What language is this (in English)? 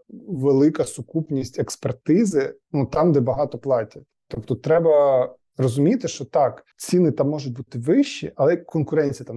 Ukrainian